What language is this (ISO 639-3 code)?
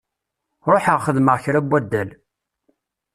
kab